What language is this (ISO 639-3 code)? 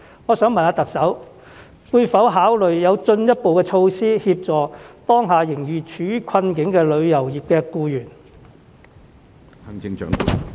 yue